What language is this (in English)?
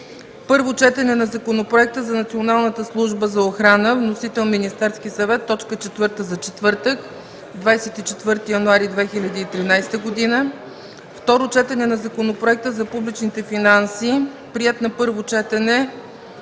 Bulgarian